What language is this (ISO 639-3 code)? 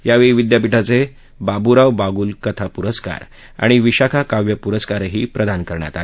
mar